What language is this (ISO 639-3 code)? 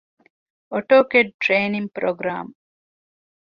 div